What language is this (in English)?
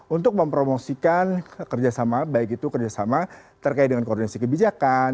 Indonesian